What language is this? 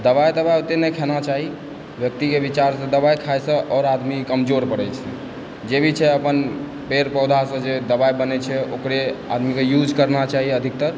Maithili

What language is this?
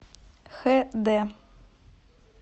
Russian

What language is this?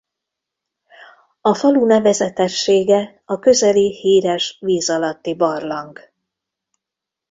Hungarian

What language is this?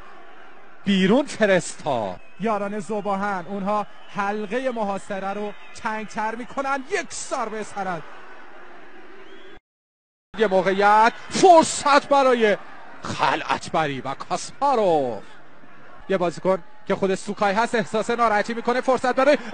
Persian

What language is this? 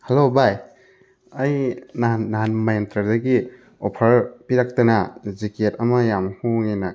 Manipuri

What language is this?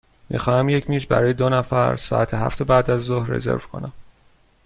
Persian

